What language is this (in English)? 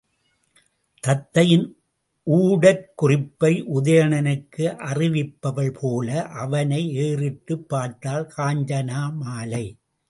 Tamil